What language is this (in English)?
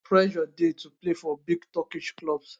Nigerian Pidgin